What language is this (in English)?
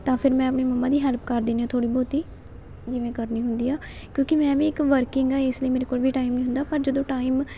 Punjabi